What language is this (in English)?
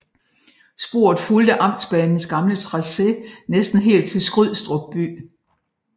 Danish